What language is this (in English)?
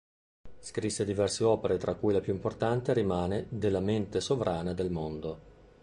Italian